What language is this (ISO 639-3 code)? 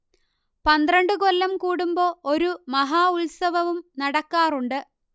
mal